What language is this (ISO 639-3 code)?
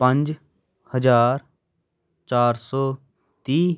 pan